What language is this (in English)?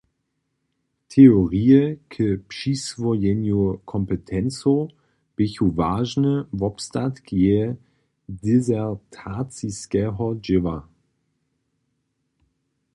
Upper Sorbian